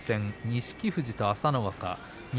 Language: Japanese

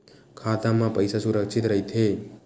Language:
Chhattisgarhi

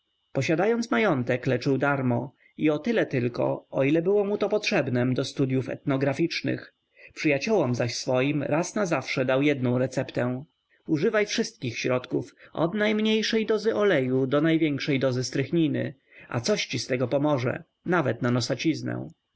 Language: Polish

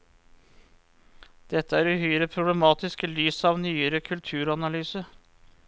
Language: Norwegian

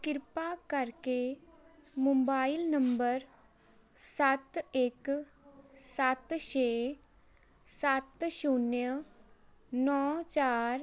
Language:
Punjabi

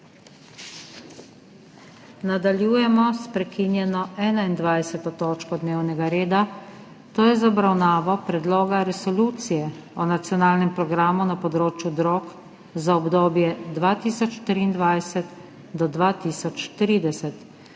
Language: Slovenian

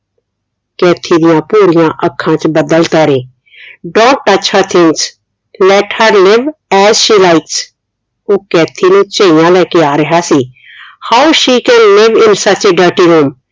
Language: Punjabi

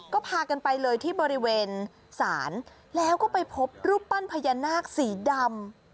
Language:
Thai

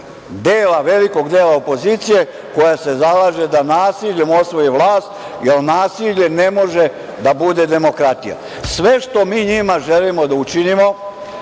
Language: Serbian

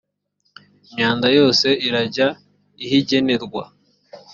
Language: Kinyarwanda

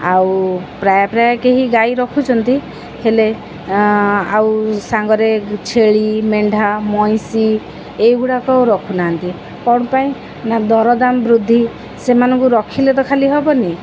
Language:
Odia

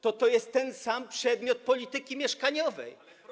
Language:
Polish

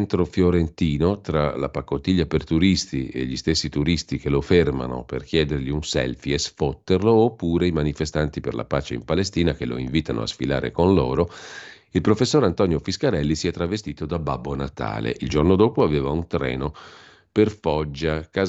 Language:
Italian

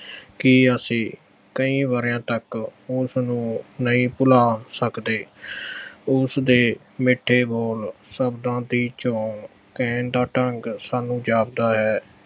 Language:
Punjabi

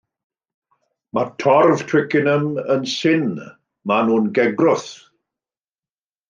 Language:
Welsh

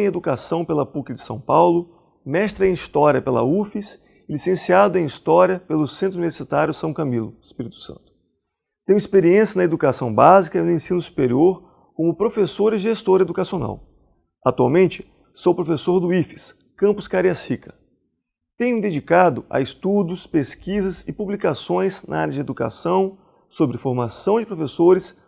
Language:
Portuguese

